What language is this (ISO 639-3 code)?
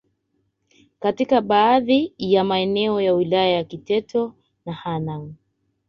swa